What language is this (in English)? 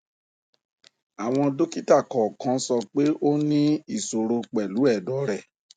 Yoruba